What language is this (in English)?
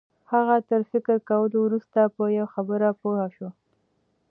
Pashto